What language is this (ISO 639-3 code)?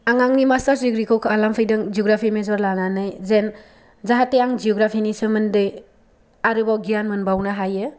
brx